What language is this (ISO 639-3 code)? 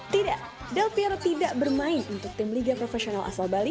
ind